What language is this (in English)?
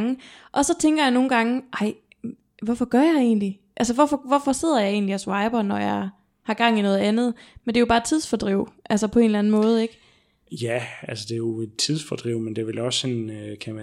Danish